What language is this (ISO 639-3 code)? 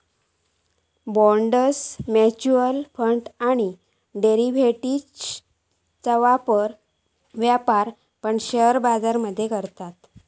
mar